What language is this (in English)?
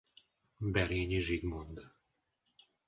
Hungarian